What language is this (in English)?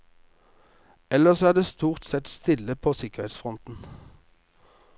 Norwegian